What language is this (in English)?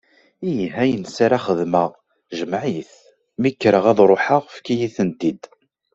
Kabyle